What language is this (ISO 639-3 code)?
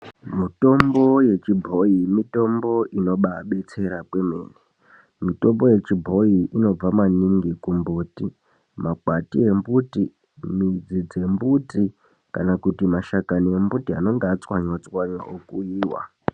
ndc